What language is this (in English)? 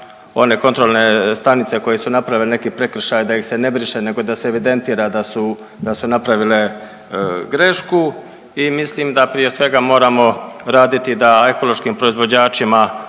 Croatian